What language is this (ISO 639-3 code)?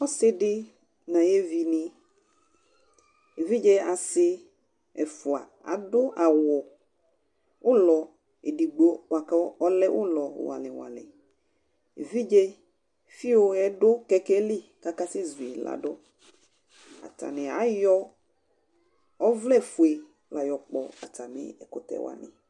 kpo